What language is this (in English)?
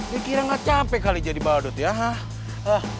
Indonesian